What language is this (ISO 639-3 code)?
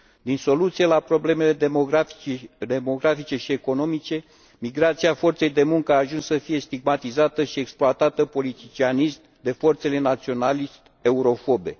ron